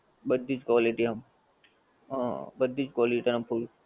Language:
Gujarati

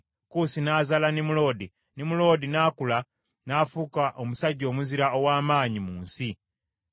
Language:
Ganda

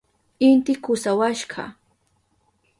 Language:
Southern Pastaza Quechua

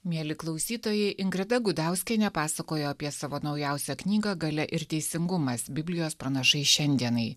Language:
Lithuanian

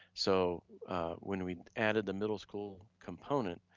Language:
English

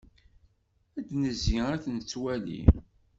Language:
Kabyle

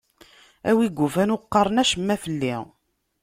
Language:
Kabyle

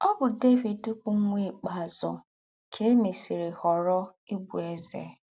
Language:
Igbo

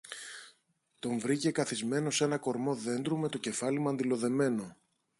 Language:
Greek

